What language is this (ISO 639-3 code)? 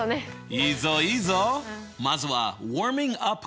jpn